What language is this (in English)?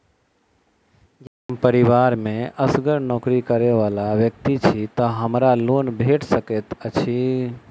Maithili